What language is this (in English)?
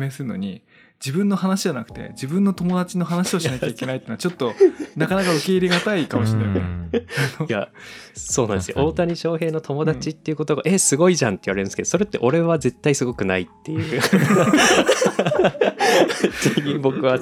Japanese